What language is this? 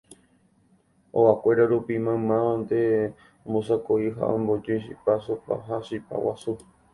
Guarani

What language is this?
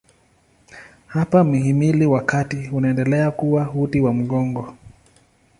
Swahili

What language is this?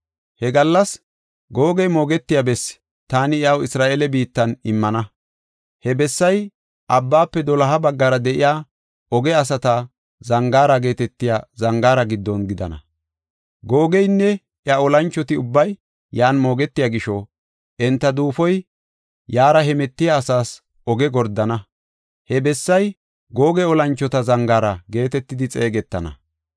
Gofa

